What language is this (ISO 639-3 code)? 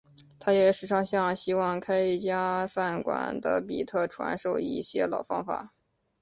zho